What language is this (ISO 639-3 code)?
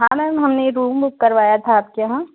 hin